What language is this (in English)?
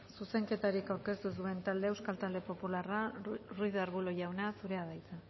Basque